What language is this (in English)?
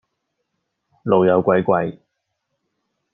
Cantonese